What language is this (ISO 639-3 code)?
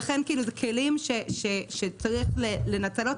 heb